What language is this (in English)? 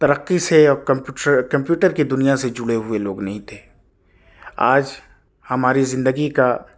Urdu